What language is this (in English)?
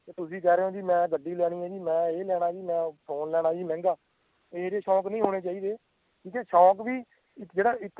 Punjabi